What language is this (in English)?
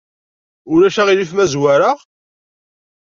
Kabyle